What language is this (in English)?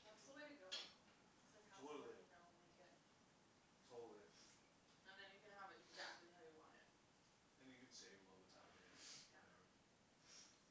English